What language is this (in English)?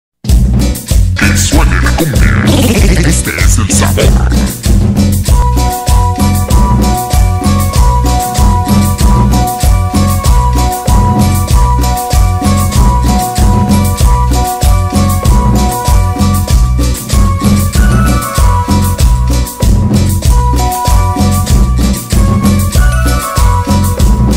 Thai